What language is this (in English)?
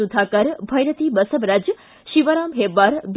Kannada